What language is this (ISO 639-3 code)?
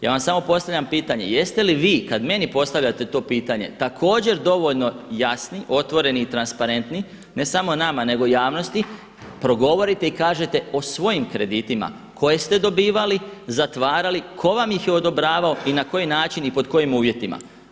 hrv